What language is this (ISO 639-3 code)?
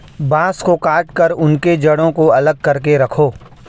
hin